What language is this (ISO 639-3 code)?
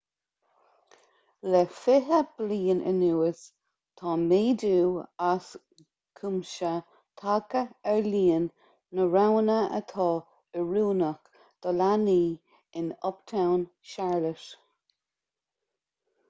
gle